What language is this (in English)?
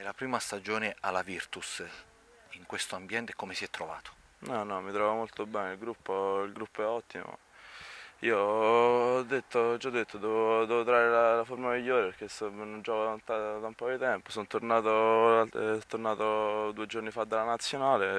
Italian